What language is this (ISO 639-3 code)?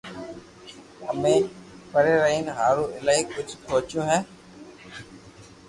lrk